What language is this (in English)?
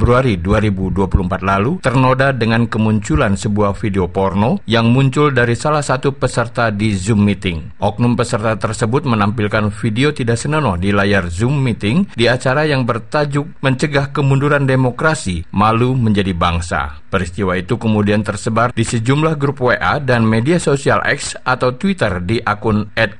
Indonesian